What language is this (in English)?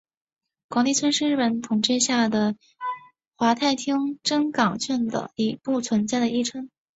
Chinese